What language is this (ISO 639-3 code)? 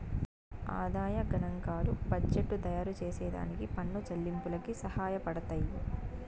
tel